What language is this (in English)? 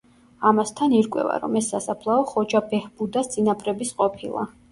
Georgian